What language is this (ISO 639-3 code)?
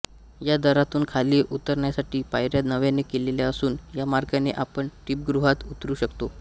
mar